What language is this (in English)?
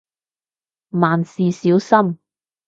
Cantonese